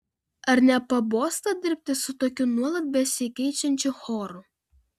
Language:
Lithuanian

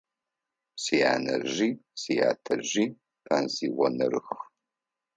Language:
Adyghe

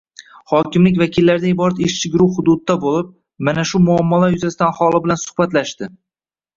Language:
Uzbek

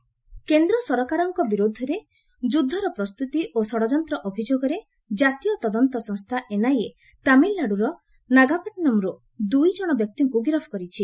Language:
Odia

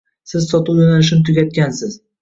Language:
Uzbek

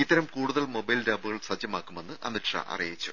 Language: Malayalam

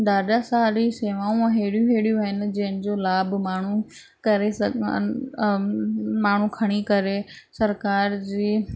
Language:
Sindhi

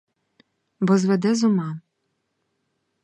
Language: Ukrainian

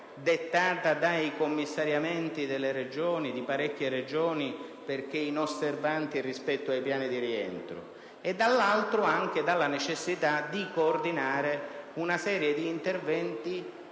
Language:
Italian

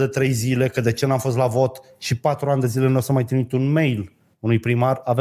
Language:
Romanian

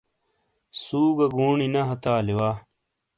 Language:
Shina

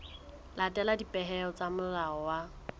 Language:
Southern Sotho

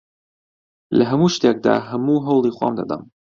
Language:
Central Kurdish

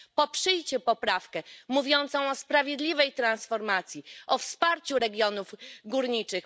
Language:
Polish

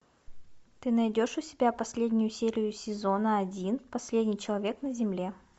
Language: Russian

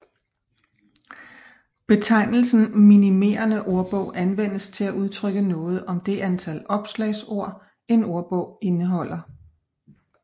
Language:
Danish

